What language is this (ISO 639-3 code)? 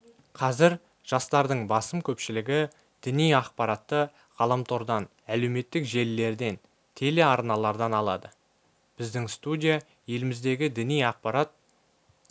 kaz